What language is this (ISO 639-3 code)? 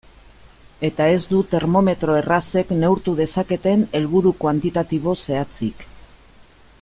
eus